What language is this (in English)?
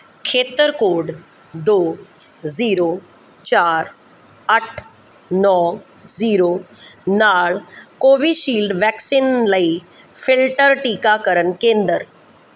Punjabi